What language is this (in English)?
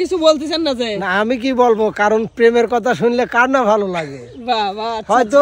Bangla